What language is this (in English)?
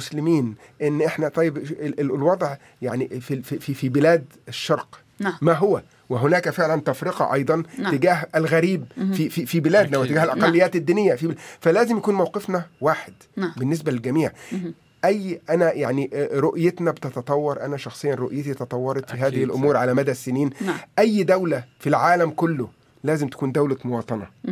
Arabic